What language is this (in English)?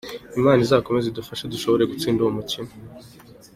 Kinyarwanda